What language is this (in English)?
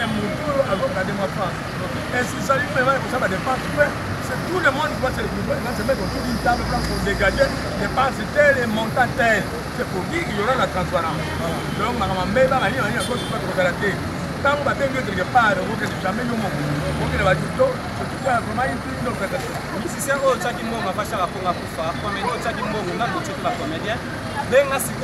French